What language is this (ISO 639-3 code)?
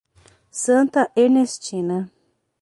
por